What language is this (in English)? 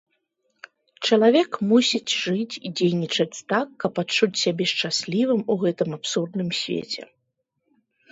Belarusian